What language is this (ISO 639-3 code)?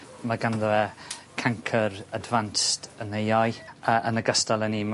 cym